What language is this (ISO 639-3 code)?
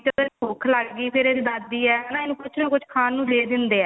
pan